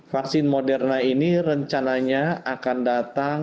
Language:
Indonesian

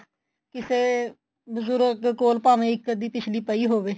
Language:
Punjabi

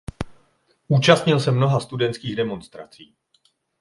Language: Czech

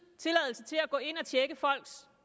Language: Danish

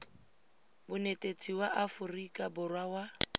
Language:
Tswana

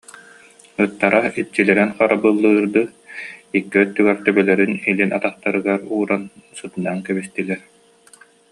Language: Yakut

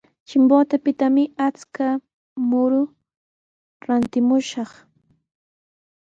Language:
Sihuas Ancash Quechua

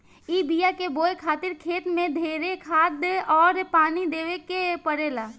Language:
Bhojpuri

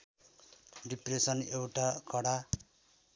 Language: Nepali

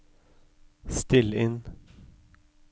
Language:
Norwegian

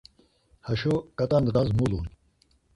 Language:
Laz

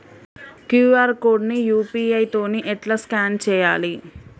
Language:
Telugu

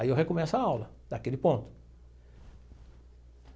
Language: Portuguese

